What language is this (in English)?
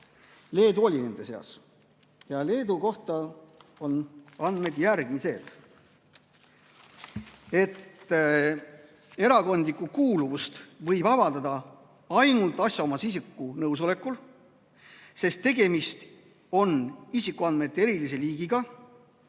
Estonian